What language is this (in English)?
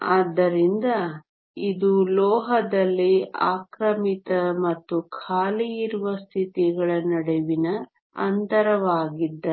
Kannada